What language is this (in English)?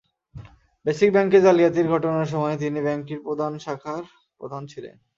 Bangla